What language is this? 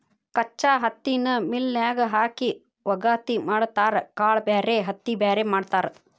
Kannada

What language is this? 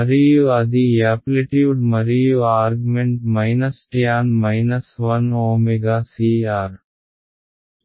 Telugu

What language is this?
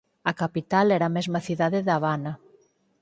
Galician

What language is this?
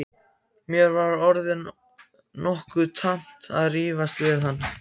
Icelandic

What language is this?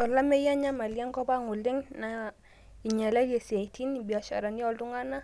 Masai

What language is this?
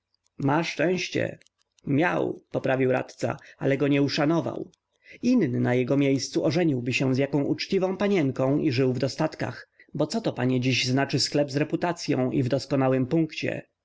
Polish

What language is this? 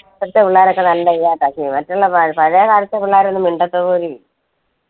Malayalam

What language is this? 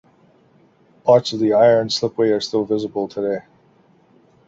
English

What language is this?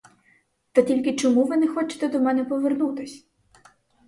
Ukrainian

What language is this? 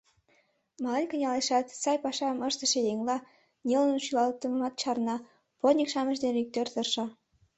Mari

